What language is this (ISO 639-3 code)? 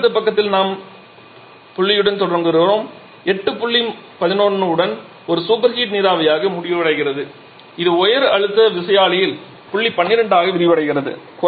tam